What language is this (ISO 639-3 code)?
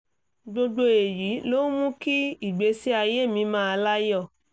yor